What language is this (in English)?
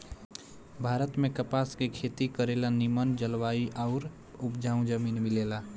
Bhojpuri